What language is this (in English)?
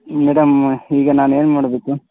Kannada